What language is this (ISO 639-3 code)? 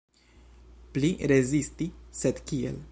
epo